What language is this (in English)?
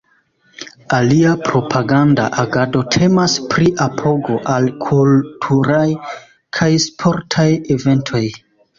Esperanto